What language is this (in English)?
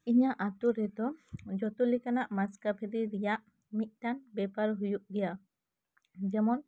Santali